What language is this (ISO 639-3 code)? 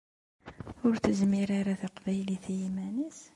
kab